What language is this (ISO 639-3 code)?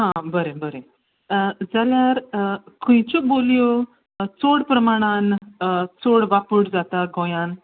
kok